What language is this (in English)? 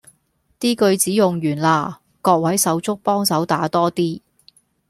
Cantonese